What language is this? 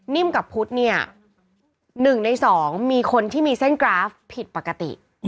Thai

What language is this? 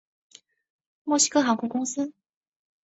Chinese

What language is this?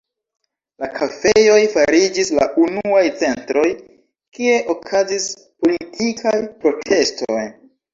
Esperanto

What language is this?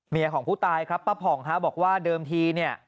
Thai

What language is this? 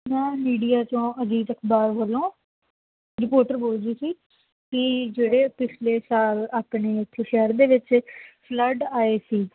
Punjabi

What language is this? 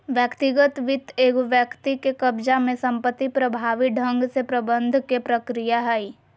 Magahi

